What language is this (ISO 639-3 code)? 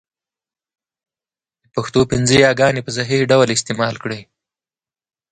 pus